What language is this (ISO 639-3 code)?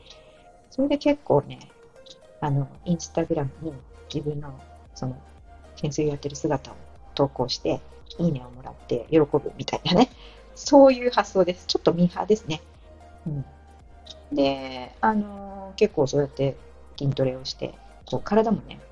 jpn